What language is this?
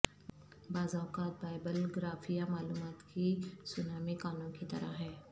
Urdu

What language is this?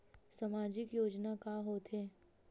Chhattisgarhi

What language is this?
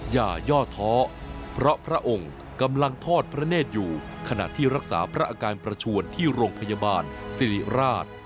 Thai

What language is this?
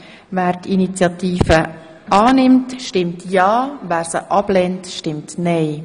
Swiss German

